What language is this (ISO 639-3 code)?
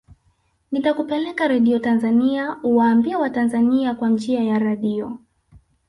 swa